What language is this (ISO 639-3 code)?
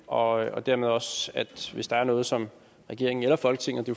dan